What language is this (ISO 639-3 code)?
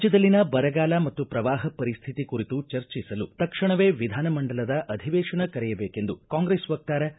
kan